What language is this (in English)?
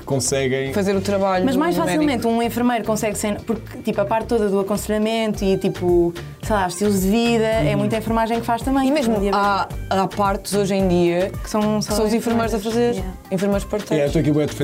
Portuguese